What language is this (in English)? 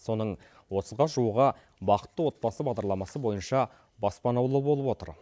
Kazakh